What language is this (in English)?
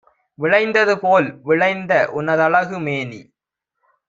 Tamil